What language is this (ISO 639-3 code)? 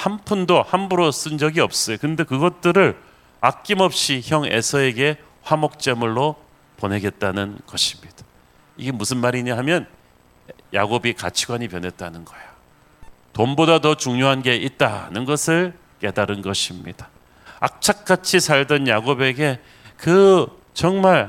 kor